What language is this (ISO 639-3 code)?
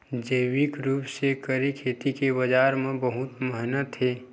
hne